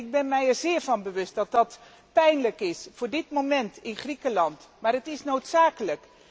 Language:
Dutch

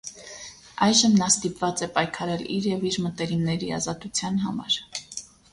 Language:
Armenian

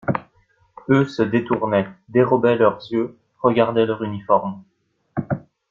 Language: French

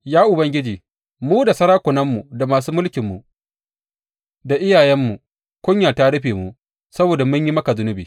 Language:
Hausa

